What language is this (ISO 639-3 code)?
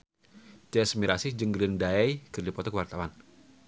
sun